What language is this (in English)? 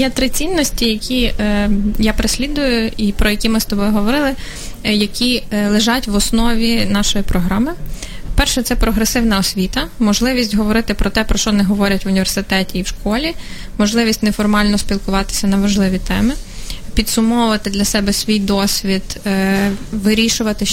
Ukrainian